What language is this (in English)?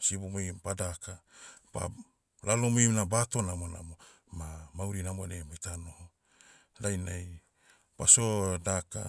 Motu